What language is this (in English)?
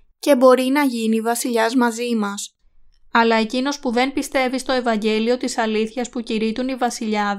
Greek